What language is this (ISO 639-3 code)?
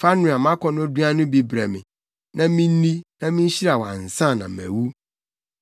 aka